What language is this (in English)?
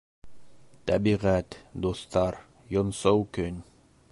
Bashkir